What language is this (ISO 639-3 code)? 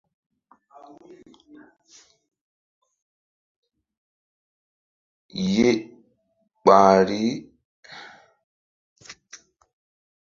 mdd